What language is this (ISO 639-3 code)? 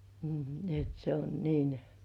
fin